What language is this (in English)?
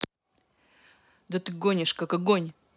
Russian